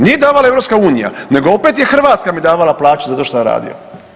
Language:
Croatian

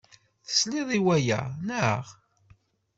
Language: Kabyle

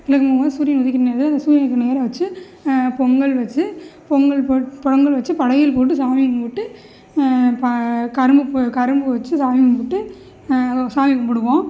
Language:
Tamil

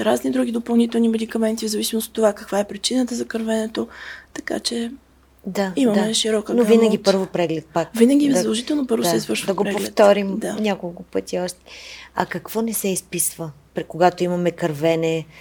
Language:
Bulgarian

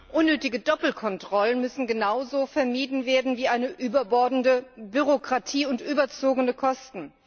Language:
German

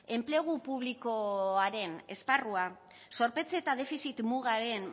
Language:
Basque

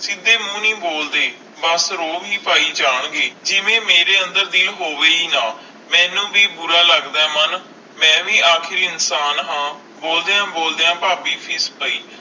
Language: Punjabi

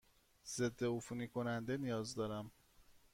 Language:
Persian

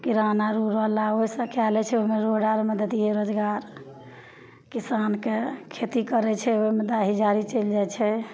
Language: Maithili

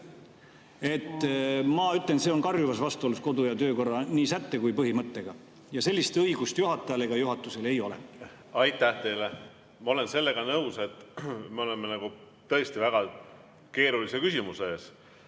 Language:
Estonian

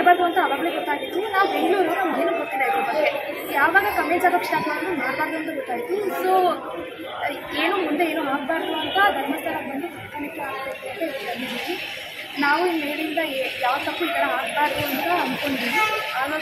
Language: Arabic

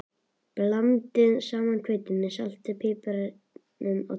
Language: Icelandic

